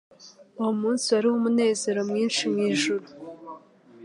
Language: Kinyarwanda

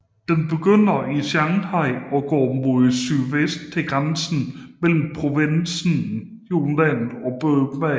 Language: Danish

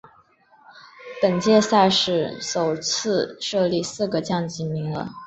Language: Chinese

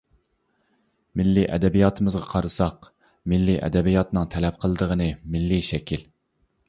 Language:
Uyghur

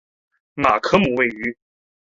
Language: Chinese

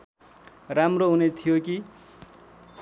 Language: Nepali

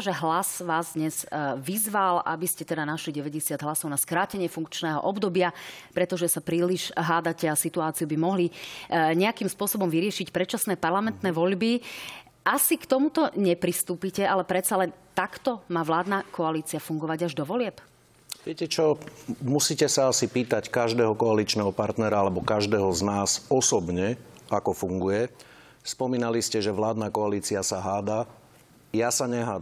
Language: Slovak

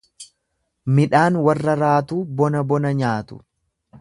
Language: Oromo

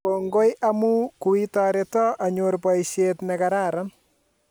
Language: Kalenjin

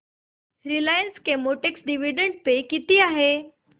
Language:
Marathi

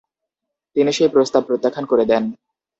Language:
Bangla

